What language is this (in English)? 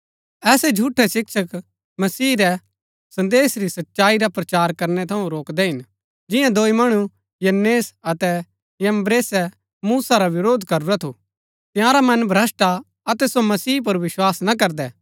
Gaddi